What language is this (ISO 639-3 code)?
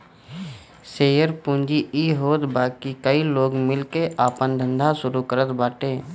bho